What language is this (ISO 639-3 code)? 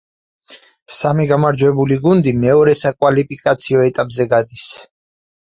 kat